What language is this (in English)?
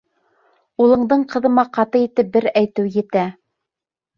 Bashkir